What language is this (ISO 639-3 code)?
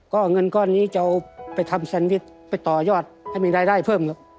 tha